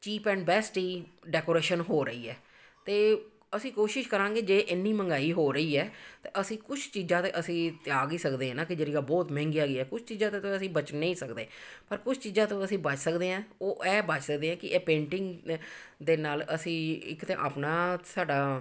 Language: Punjabi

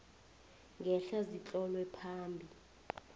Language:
South Ndebele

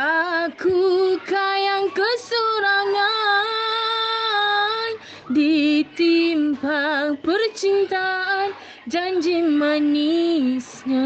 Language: Malay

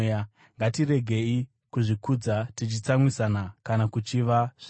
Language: Shona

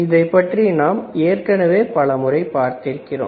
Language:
Tamil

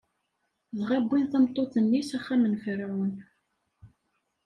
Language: Kabyle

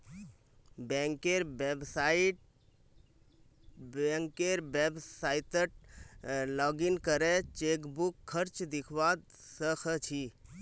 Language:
Magahi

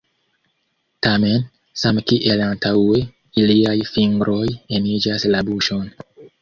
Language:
Esperanto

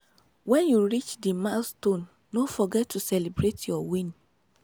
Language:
Nigerian Pidgin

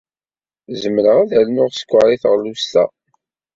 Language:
Kabyle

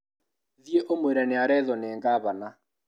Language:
Kikuyu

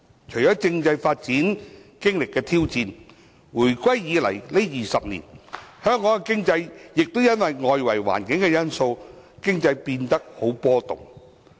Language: Cantonese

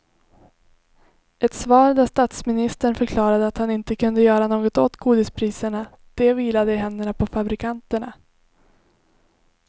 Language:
Swedish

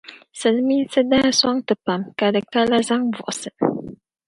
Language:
Dagbani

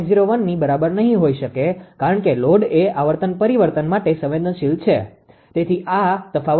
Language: Gujarati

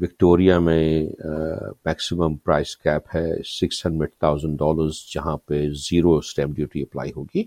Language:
Urdu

